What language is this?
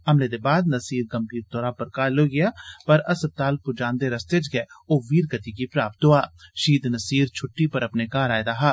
Dogri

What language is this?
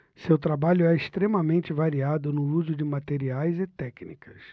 Portuguese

